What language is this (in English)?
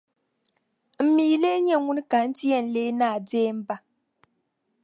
Dagbani